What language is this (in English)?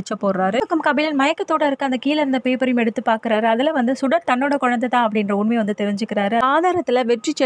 Arabic